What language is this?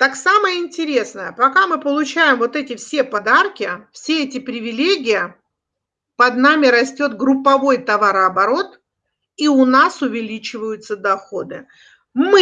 Russian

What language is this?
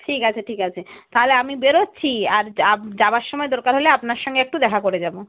Bangla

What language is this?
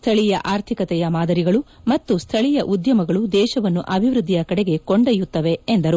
Kannada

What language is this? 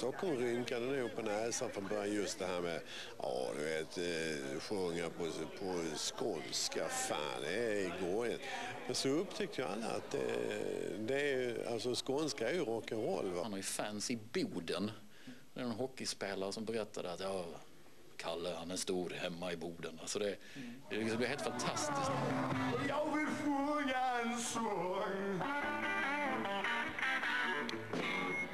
Swedish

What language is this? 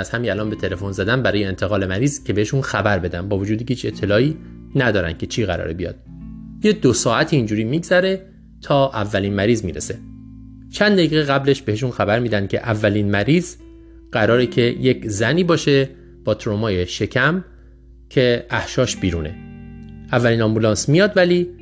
Persian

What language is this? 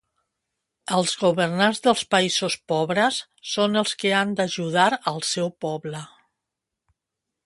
Catalan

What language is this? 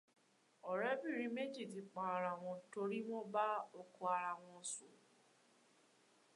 Yoruba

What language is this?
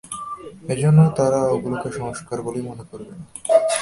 Bangla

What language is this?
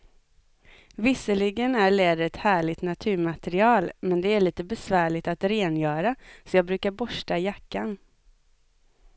Swedish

